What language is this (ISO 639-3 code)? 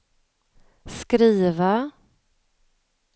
swe